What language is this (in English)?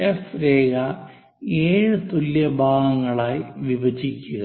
Malayalam